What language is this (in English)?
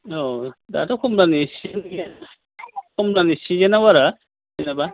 Bodo